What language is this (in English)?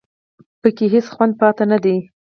Pashto